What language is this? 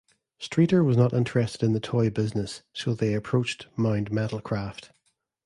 English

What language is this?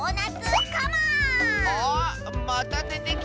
Japanese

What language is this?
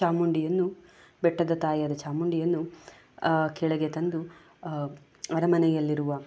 Kannada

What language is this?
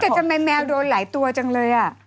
Thai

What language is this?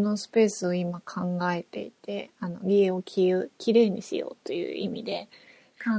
Japanese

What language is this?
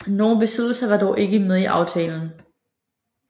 Danish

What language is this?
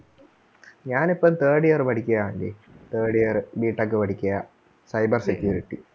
Malayalam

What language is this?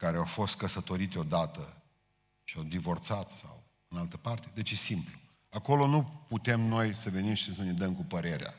Romanian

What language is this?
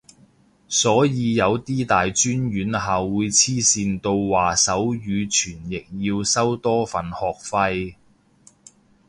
Cantonese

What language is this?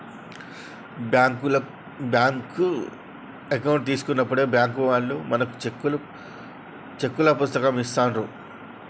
Telugu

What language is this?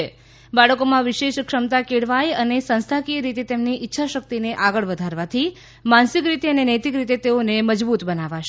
Gujarati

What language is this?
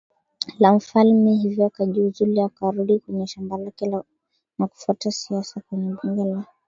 Swahili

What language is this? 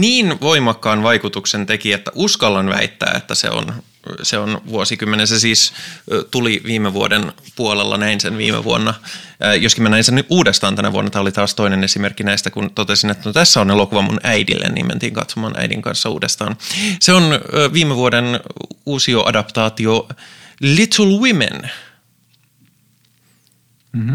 Finnish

